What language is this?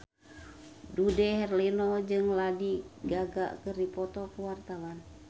Sundanese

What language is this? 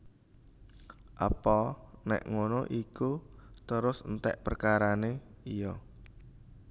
Javanese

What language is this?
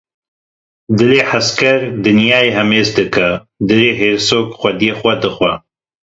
Kurdish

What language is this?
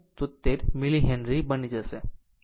Gujarati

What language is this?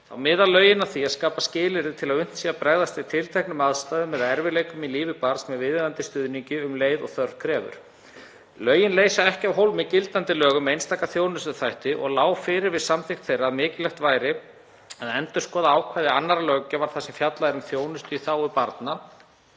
Icelandic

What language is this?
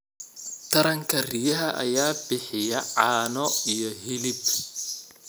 Somali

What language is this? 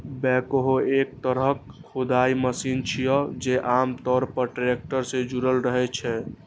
Maithili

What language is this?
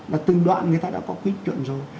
Vietnamese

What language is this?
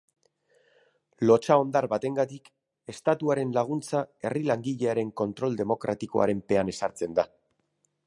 Basque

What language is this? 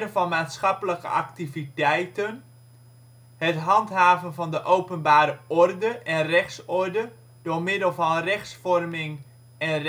Dutch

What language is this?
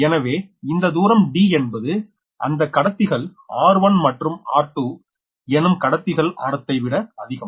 Tamil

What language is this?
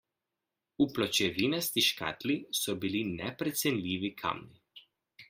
Slovenian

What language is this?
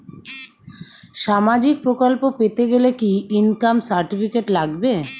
Bangla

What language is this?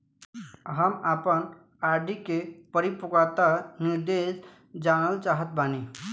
Bhojpuri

